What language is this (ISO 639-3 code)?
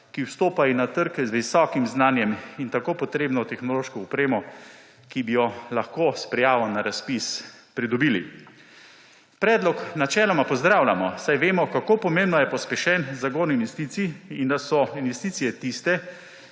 slv